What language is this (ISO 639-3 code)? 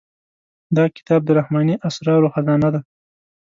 pus